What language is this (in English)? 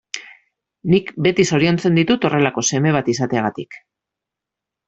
Basque